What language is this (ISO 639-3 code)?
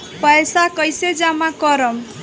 bho